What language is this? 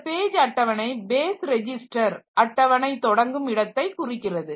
Tamil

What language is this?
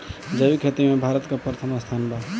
Bhojpuri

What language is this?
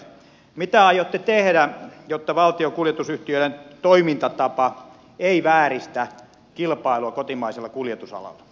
Finnish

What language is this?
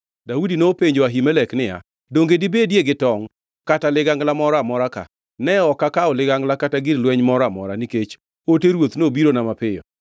Luo (Kenya and Tanzania)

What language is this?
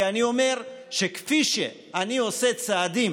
Hebrew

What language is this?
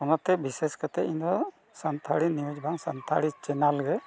Santali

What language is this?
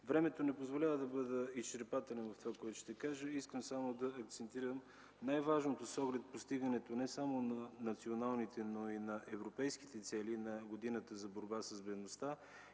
Bulgarian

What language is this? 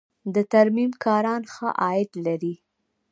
Pashto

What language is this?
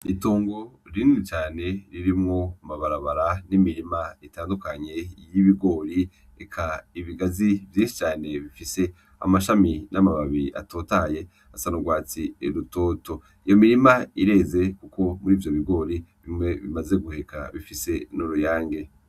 Rundi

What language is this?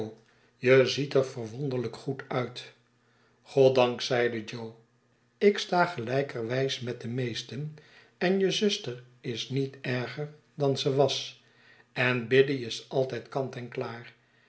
Dutch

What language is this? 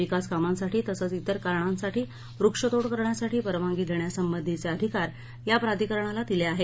Marathi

